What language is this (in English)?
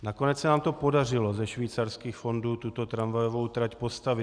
Czech